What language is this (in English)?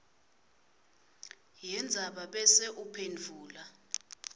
Swati